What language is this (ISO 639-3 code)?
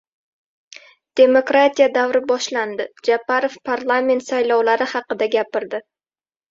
uzb